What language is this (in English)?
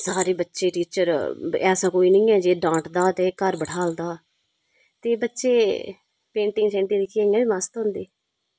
Dogri